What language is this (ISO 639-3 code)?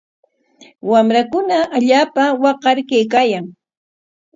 qwa